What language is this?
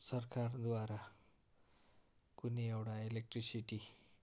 Nepali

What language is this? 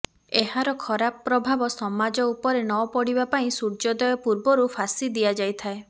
Odia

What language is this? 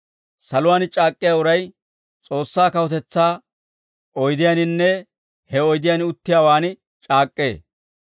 Dawro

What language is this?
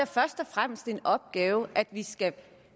Danish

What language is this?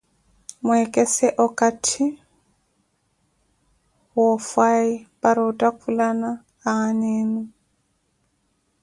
Koti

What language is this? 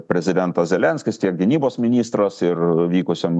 Lithuanian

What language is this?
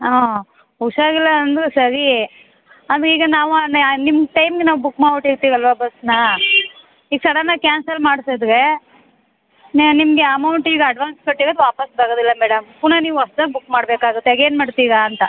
Kannada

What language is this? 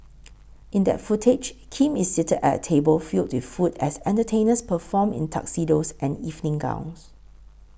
English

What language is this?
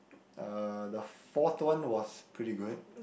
English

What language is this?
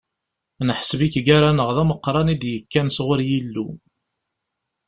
Kabyle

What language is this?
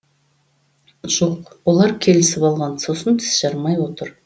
Kazakh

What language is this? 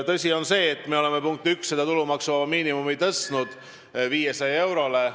Estonian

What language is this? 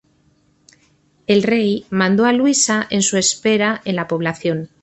Spanish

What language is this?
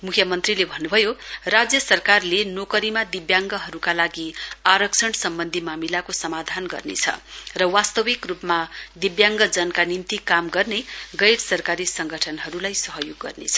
Nepali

